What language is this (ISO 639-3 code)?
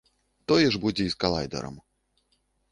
bel